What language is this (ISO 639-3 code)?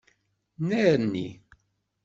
kab